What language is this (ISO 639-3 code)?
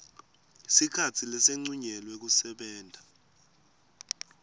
ssw